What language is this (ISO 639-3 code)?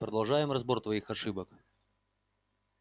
rus